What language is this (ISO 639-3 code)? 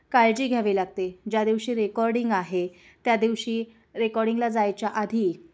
mar